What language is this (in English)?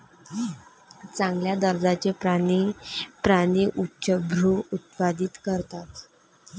Marathi